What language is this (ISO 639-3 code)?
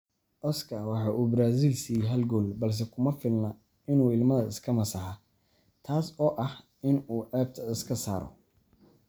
som